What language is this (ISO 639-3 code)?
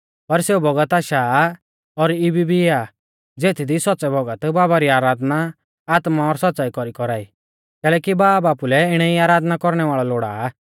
bfz